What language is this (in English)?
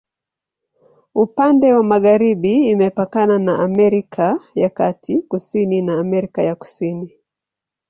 Swahili